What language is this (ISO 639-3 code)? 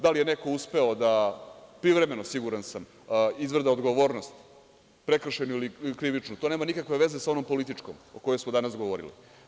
srp